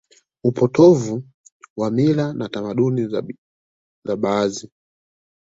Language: Swahili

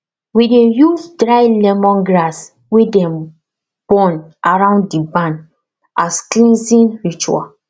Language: Nigerian Pidgin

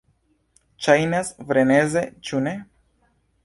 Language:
Esperanto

